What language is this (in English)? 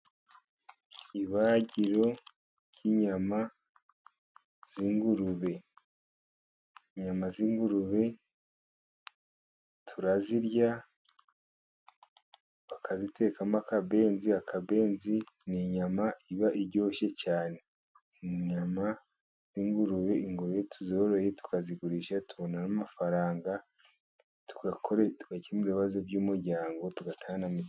Kinyarwanda